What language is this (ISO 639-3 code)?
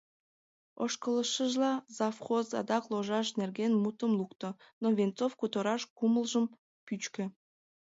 chm